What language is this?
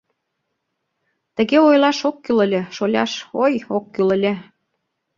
Mari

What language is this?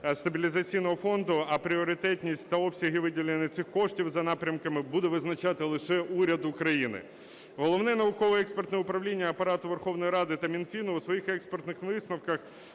Ukrainian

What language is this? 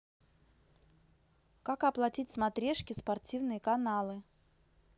Russian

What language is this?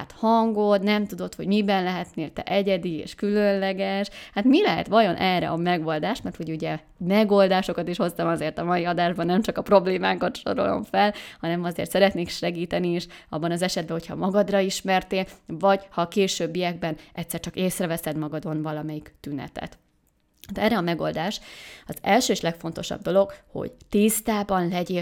Hungarian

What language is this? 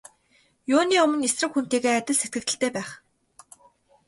Mongolian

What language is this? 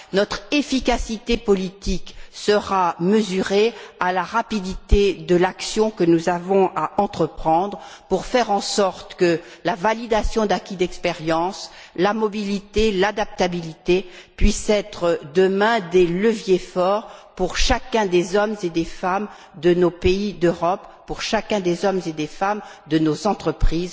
French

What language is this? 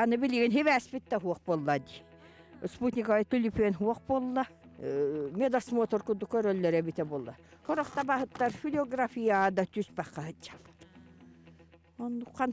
Turkish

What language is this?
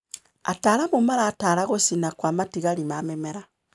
Kikuyu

